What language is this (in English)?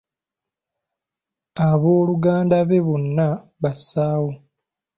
Ganda